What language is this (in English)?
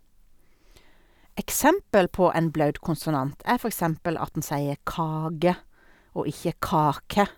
Norwegian